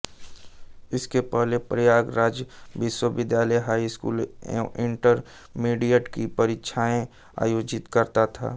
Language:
Hindi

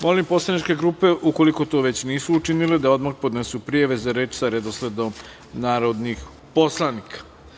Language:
Serbian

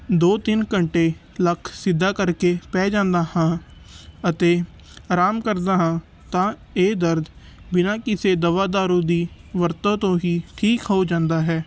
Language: Punjabi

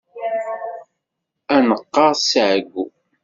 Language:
Kabyle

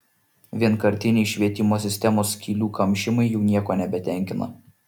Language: Lithuanian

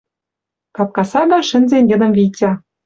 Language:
Western Mari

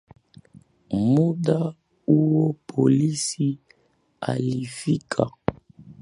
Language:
Swahili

